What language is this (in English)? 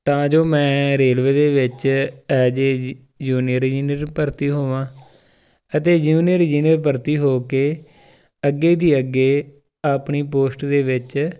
Punjabi